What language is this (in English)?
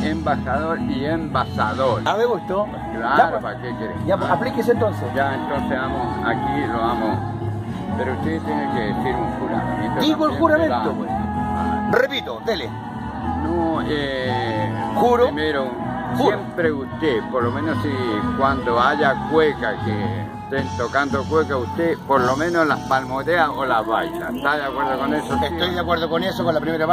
Spanish